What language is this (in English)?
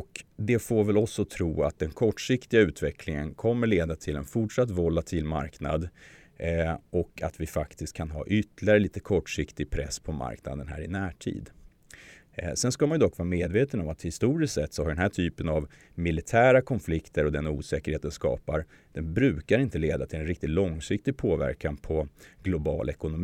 Swedish